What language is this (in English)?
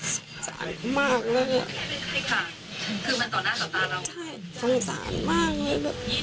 Thai